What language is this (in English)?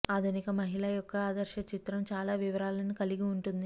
Telugu